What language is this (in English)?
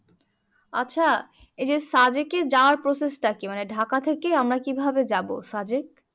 Bangla